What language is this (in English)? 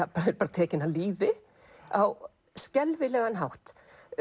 Icelandic